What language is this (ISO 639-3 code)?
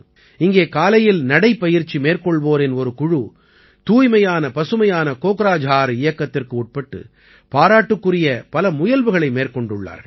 tam